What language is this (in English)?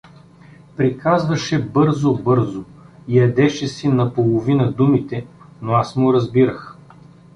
Bulgarian